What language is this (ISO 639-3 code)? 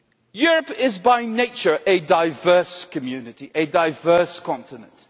eng